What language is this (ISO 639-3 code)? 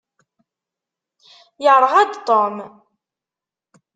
kab